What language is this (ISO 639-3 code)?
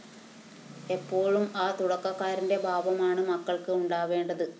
mal